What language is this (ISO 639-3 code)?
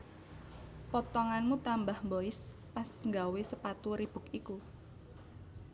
jav